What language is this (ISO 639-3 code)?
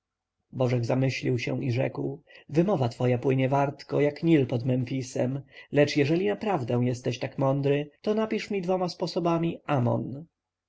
pol